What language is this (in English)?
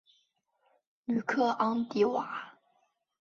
Chinese